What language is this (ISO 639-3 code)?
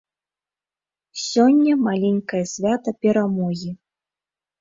bel